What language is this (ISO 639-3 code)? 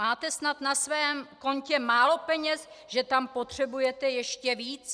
ces